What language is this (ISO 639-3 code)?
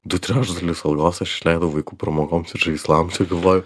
lit